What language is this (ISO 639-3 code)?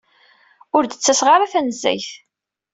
kab